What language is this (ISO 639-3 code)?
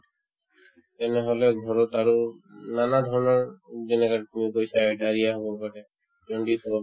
asm